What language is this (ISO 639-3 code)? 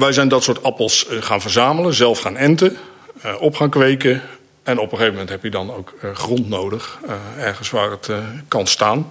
nld